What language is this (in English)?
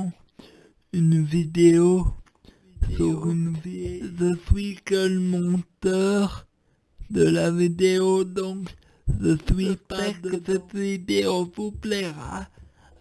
French